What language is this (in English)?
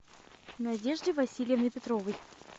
Russian